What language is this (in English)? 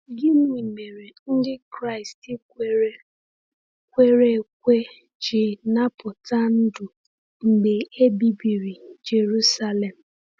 Igbo